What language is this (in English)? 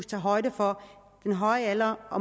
Danish